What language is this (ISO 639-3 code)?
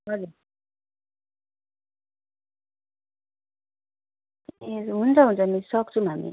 nep